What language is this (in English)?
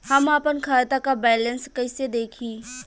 Bhojpuri